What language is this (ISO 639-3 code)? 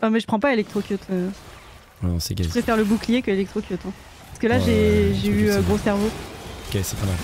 fra